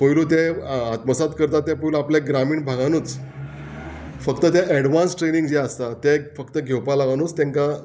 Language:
Konkani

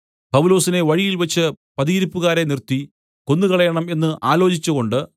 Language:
Malayalam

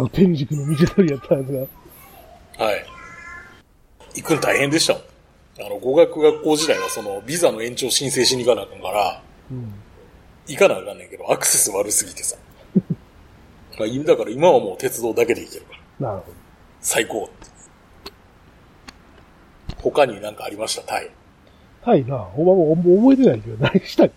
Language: Japanese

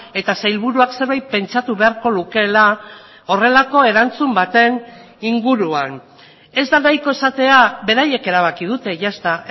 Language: Basque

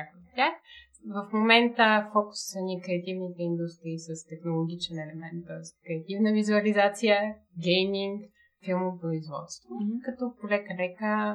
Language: Bulgarian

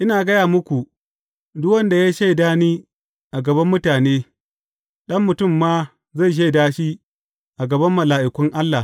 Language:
Hausa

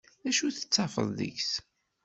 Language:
Kabyle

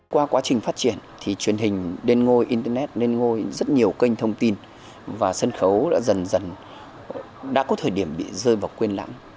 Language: Vietnamese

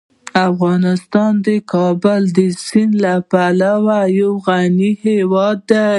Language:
Pashto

